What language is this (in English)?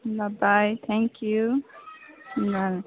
Nepali